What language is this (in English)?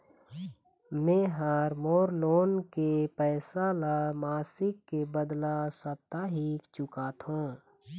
Chhattisgarhi